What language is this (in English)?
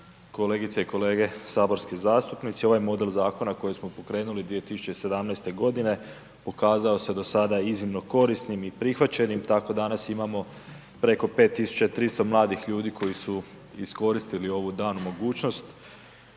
Croatian